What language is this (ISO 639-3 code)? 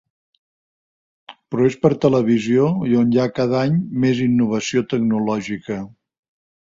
cat